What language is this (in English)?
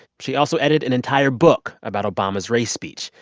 English